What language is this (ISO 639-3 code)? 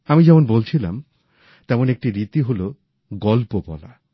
ben